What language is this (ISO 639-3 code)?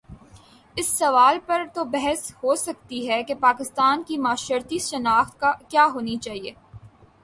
urd